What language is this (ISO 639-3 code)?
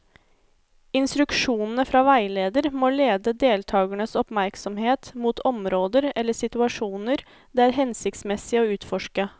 nor